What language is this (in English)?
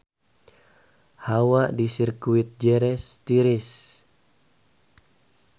Sundanese